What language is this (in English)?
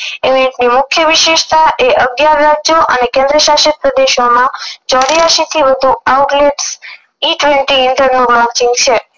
Gujarati